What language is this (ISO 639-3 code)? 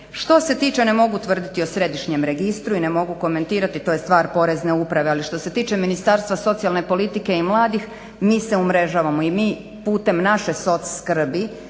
hrv